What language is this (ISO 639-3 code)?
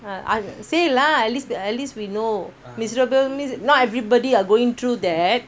eng